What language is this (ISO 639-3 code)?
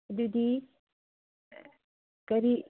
mni